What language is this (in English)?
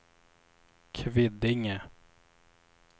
Swedish